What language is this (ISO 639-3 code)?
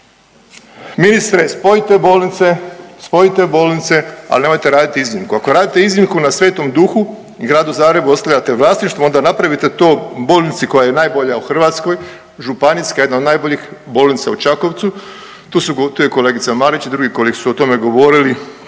hrv